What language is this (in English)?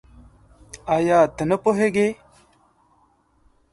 Pashto